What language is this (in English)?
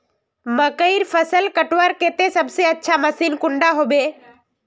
Magahi